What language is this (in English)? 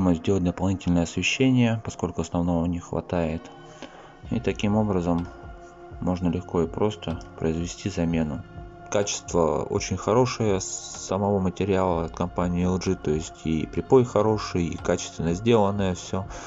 Russian